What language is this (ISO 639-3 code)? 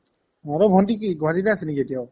asm